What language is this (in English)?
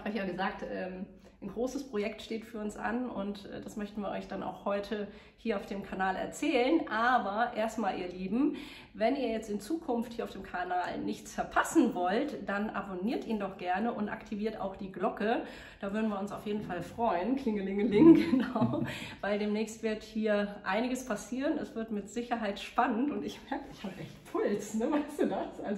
German